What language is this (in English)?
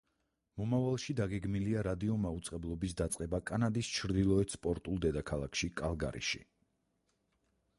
Georgian